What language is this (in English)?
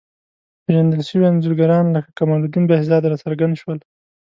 Pashto